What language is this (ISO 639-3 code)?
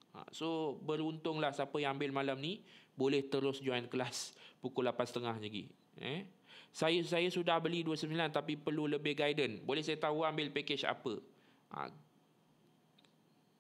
msa